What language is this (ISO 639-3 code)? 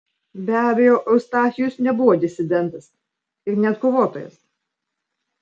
lit